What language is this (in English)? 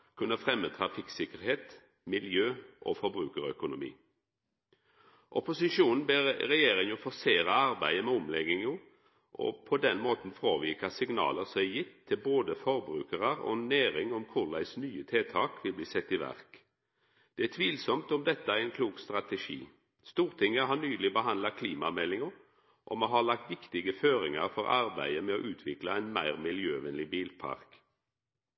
Norwegian Nynorsk